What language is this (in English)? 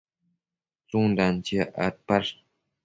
Matsés